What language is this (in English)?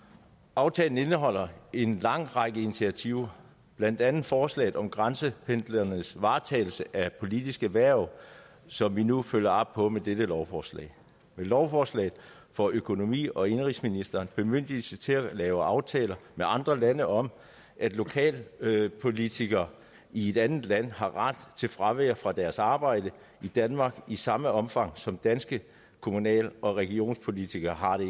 Danish